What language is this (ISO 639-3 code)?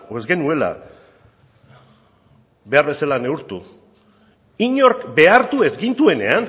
eus